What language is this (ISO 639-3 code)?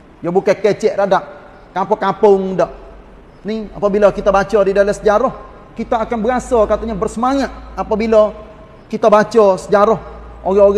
msa